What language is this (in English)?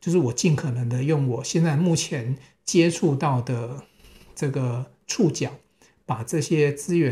Chinese